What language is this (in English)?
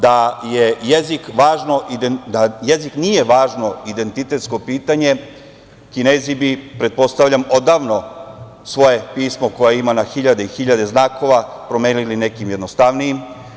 Serbian